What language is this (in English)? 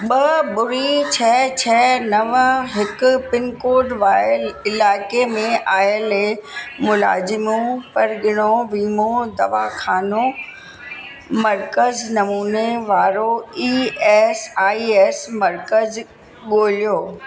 Sindhi